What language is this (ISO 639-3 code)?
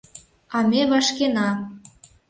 chm